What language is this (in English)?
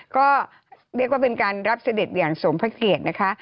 Thai